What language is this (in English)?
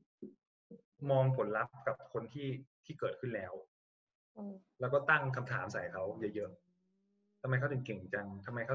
Thai